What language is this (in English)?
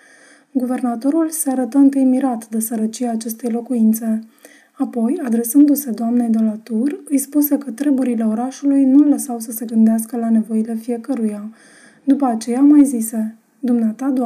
Romanian